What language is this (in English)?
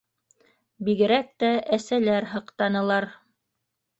Bashkir